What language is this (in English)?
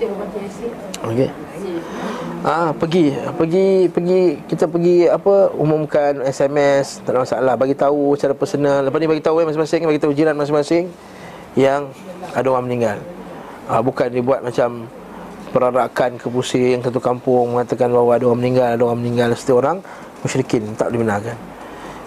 Malay